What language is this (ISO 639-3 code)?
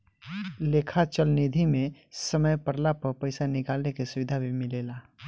bho